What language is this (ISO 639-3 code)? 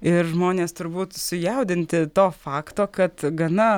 lit